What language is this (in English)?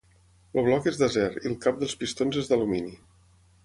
Catalan